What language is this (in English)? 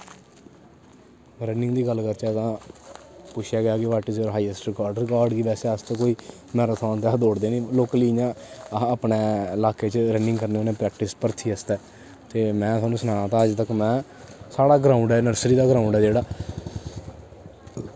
Dogri